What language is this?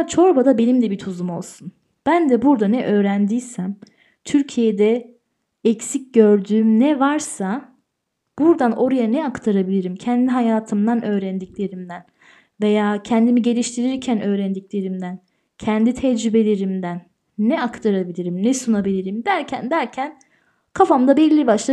Turkish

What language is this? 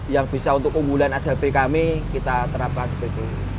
Indonesian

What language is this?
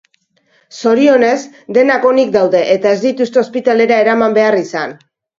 Basque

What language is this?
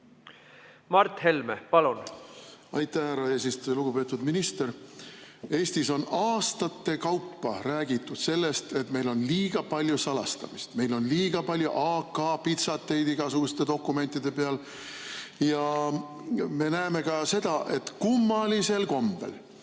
Estonian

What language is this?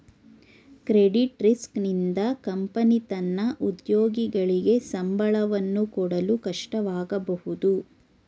Kannada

